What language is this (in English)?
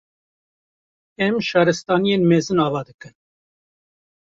Kurdish